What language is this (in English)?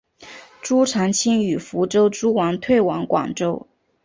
Chinese